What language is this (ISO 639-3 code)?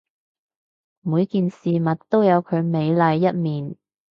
yue